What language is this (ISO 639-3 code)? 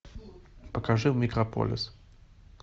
rus